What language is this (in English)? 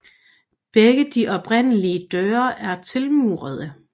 Danish